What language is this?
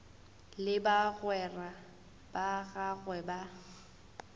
Northern Sotho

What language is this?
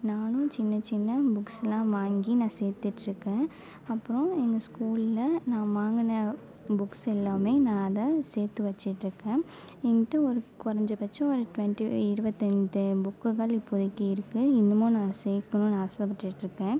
Tamil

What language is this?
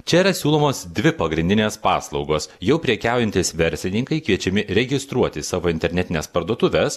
Lithuanian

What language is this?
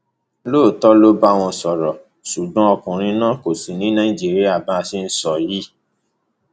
Yoruba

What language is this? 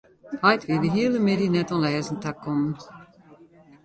Western Frisian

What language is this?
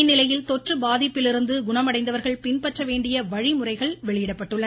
Tamil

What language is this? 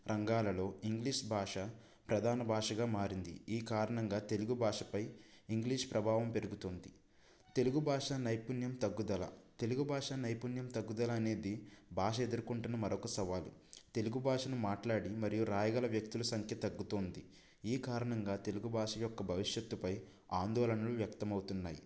Telugu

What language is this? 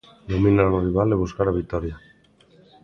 Galician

